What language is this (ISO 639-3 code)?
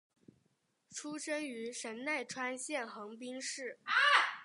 zho